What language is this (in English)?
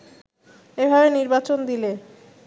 Bangla